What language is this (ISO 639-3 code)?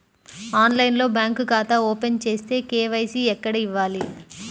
tel